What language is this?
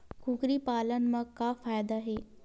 Chhattisgarhi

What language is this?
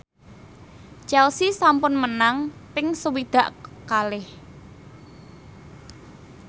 Javanese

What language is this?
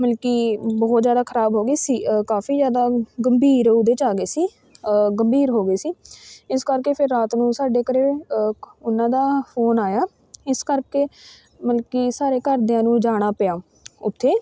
Punjabi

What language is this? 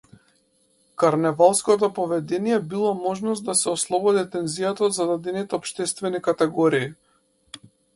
Macedonian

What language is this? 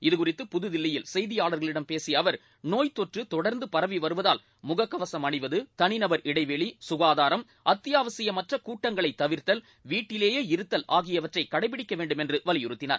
Tamil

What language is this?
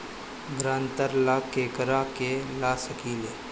Bhojpuri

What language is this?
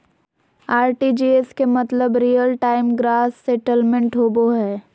Magahi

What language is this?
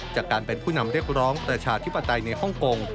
Thai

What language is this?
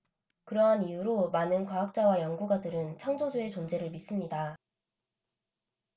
Korean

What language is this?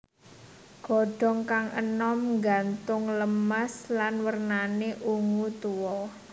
Javanese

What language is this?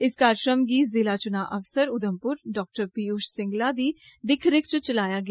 Dogri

